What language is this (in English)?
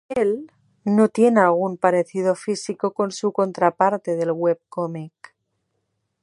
Spanish